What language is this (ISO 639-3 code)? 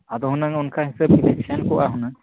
sat